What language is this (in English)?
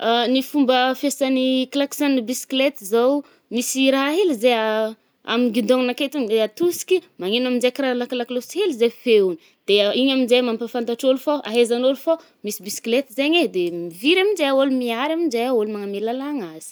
Northern Betsimisaraka Malagasy